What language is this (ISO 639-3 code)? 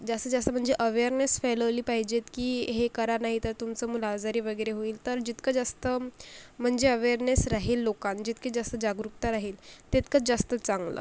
mar